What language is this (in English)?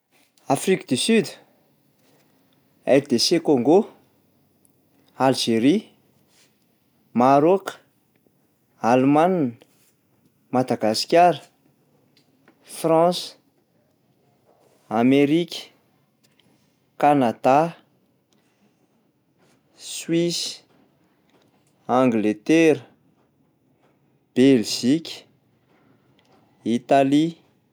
Malagasy